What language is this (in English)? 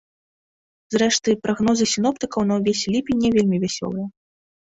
Belarusian